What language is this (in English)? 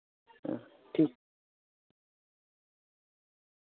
Santali